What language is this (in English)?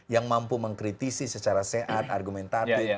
Indonesian